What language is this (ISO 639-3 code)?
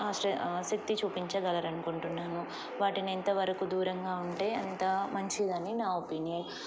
tel